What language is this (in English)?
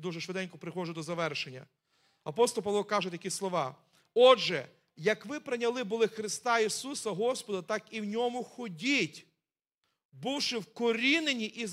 Ukrainian